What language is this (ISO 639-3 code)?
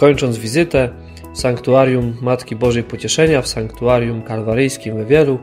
pol